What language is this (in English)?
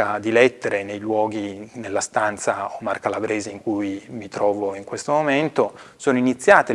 Italian